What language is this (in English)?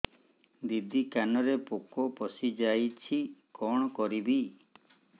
Odia